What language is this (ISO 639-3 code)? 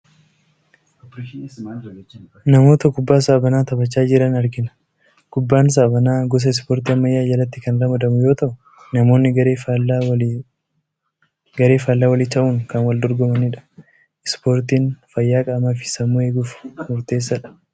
orm